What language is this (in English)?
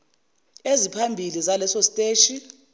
Zulu